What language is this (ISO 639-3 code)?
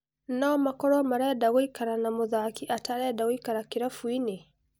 kik